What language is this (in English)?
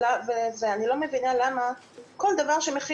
Hebrew